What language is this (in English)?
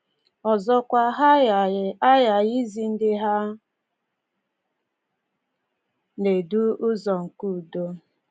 Igbo